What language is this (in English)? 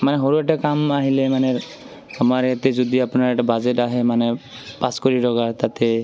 Assamese